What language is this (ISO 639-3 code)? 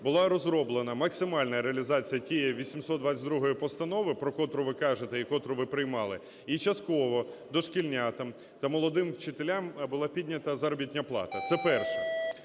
ukr